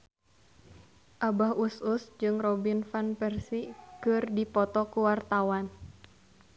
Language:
Sundanese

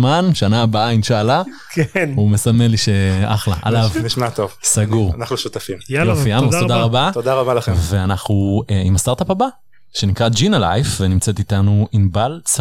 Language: Hebrew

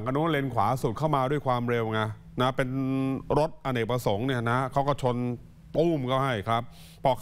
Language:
Thai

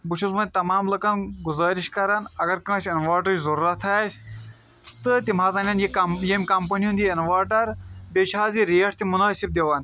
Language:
Kashmiri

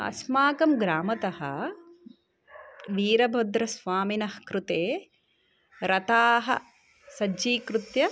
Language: Sanskrit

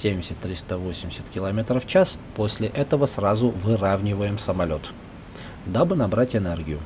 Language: Russian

